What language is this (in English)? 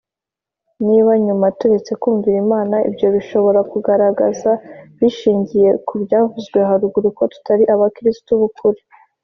Kinyarwanda